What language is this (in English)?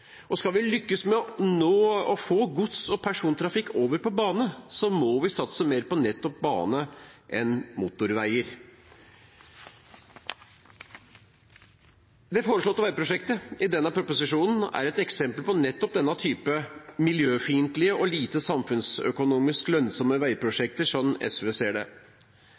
Norwegian Bokmål